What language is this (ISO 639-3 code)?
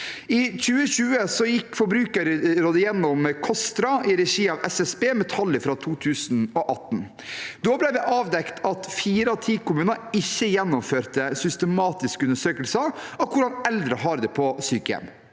nor